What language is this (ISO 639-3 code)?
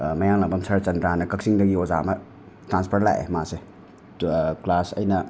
mni